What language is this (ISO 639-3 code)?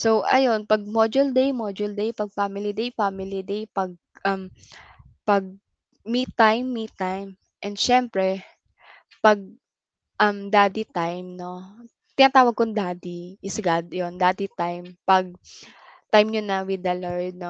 fil